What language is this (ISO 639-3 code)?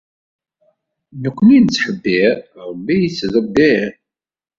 kab